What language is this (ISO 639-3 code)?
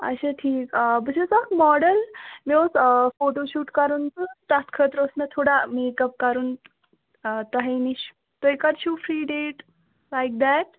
kas